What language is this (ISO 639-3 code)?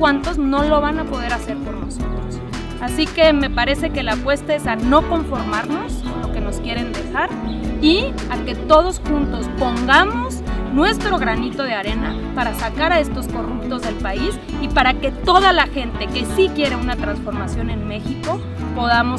spa